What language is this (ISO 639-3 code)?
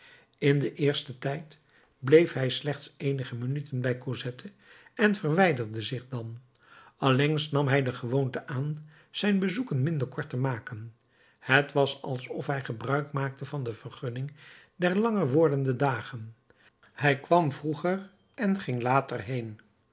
nld